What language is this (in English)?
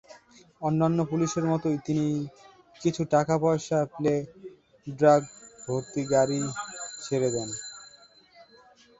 Bangla